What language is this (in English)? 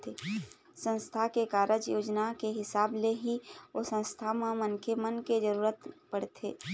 Chhattisgarhi